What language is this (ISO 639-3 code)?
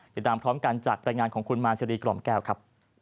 tha